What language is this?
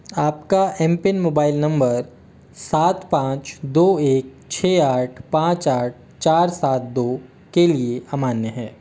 Hindi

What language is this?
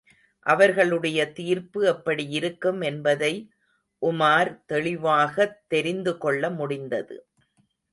Tamil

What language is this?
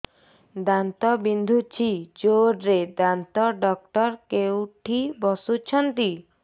Odia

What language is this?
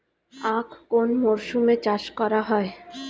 Bangla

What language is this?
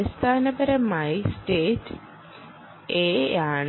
Malayalam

